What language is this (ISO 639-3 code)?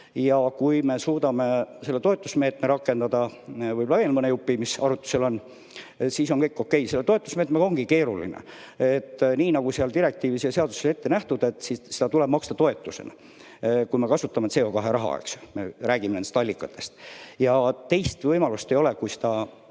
est